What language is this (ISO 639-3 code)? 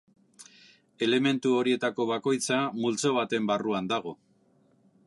eus